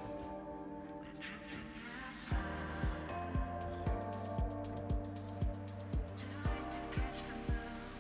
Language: Japanese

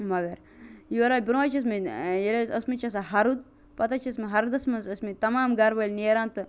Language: Kashmiri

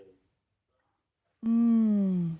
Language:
Thai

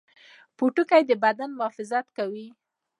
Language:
Pashto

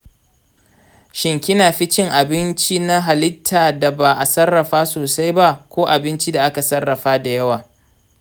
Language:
Hausa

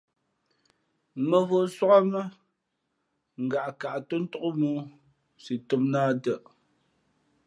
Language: Fe'fe'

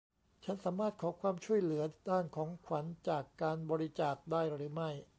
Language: Thai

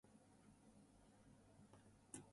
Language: English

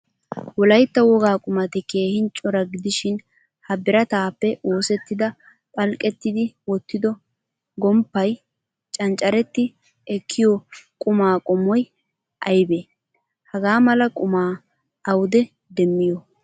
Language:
Wolaytta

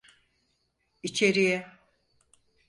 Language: Turkish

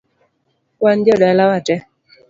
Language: Luo (Kenya and Tanzania)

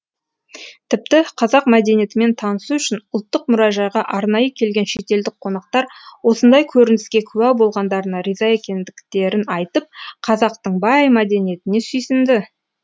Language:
Kazakh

